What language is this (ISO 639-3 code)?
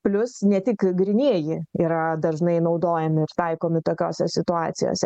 lit